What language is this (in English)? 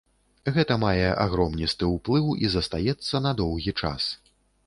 Belarusian